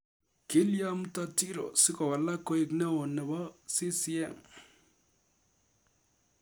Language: Kalenjin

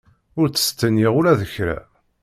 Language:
Kabyle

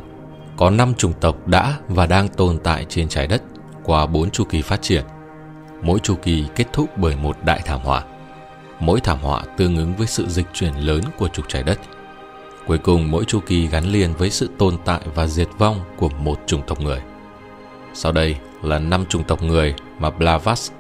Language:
Vietnamese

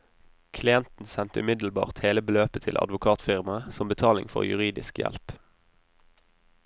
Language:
Norwegian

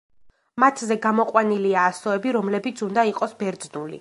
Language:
Georgian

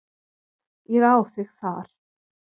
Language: Icelandic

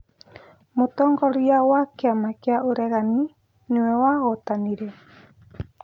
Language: Kikuyu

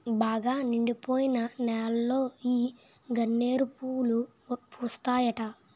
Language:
Telugu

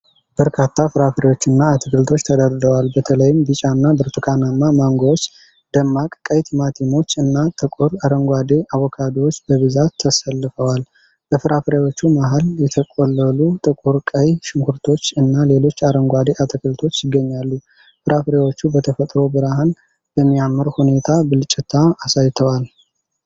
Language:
Amharic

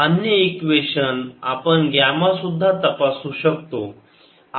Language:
Marathi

